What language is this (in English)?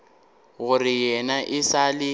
Northern Sotho